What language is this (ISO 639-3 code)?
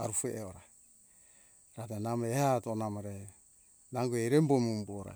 hkk